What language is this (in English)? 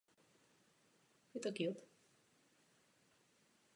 Czech